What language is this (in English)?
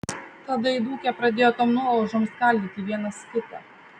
Lithuanian